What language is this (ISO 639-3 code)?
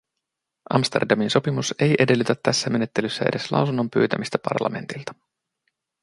fin